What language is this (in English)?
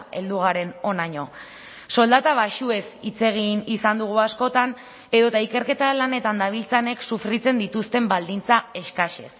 Basque